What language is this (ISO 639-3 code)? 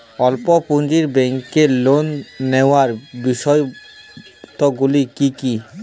ben